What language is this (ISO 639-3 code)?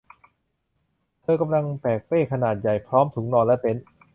tha